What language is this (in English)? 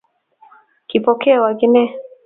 Kalenjin